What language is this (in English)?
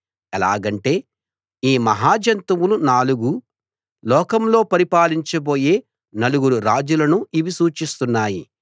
Telugu